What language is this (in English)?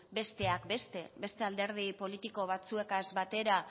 Basque